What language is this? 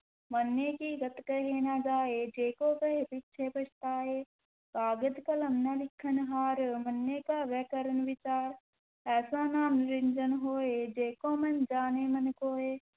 Punjabi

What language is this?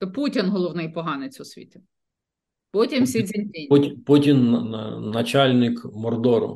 Ukrainian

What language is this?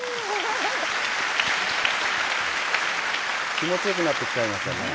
Japanese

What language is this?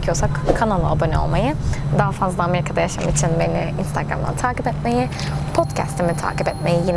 Turkish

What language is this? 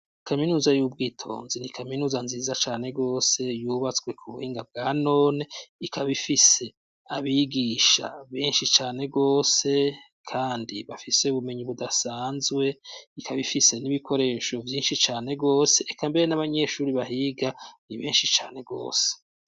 Rundi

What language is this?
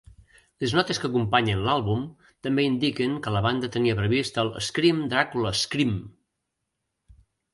Catalan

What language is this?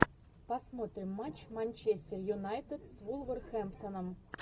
Russian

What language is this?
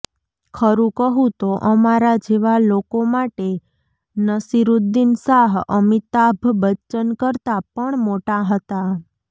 Gujarati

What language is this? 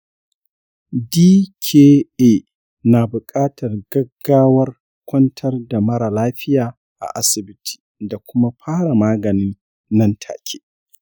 Hausa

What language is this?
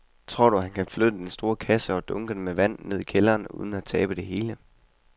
Danish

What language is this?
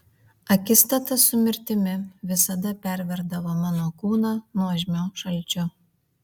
Lithuanian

